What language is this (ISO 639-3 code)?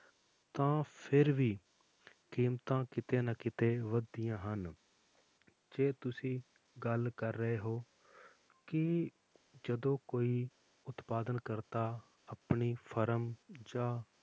pan